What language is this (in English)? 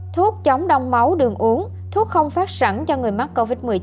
Vietnamese